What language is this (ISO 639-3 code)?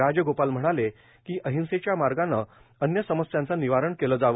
mar